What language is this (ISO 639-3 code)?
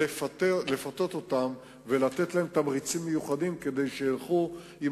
heb